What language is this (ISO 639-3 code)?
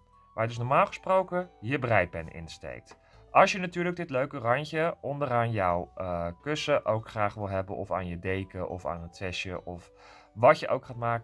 nld